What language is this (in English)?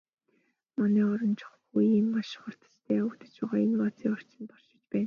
Mongolian